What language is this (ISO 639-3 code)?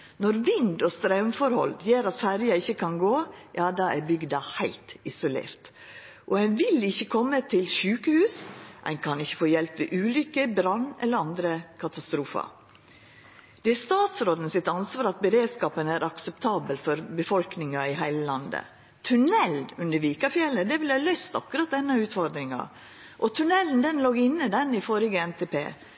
nno